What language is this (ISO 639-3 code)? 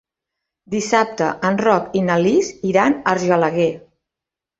cat